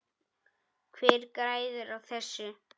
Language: Icelandic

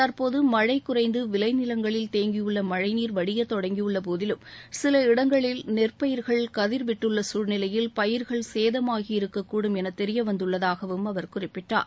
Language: Tamil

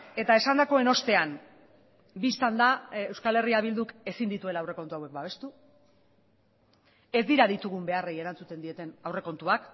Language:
Basque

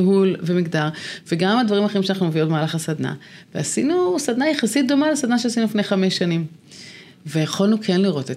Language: Hebrew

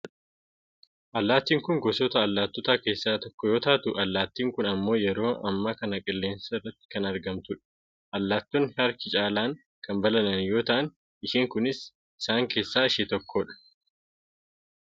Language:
Oromo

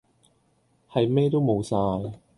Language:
Cantonese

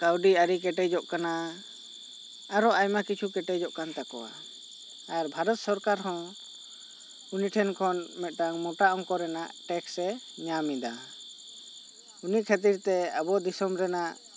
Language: Santali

